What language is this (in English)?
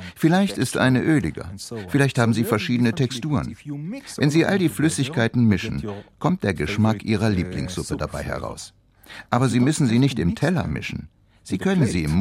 German